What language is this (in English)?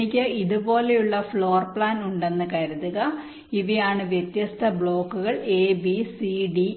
Malayalam